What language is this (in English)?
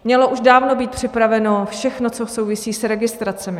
Czech